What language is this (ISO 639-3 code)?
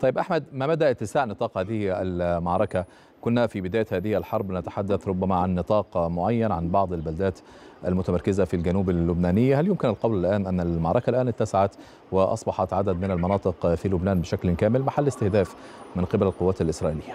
ara